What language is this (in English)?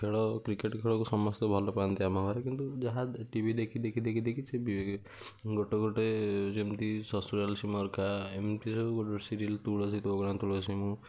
Odia